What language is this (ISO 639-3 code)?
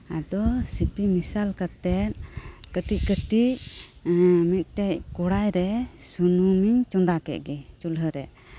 sat